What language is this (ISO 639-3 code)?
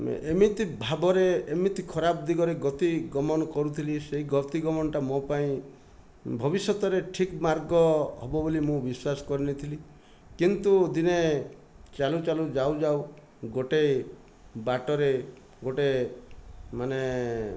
ori